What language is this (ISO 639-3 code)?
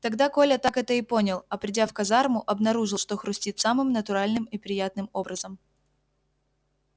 rus